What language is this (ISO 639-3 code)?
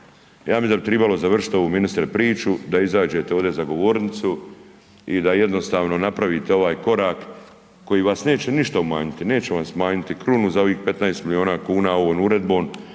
hrv